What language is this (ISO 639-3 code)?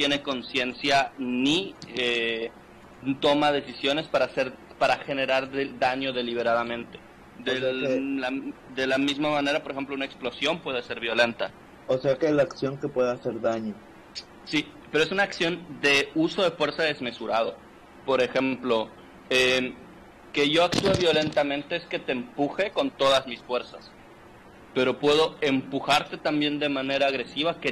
spa